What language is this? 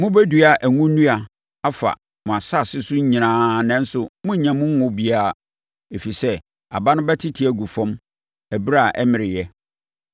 Akan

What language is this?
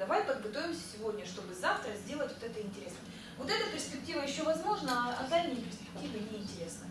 Russian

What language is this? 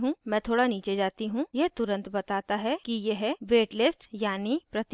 Hindi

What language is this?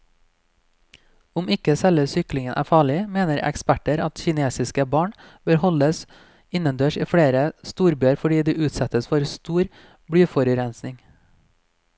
Norwegian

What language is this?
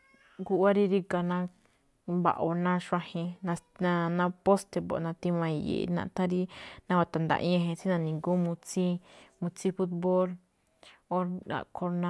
Malinaltepec Me'phaa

